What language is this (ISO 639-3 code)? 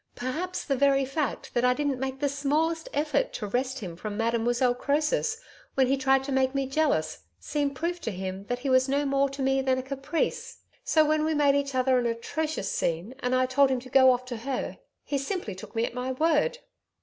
eng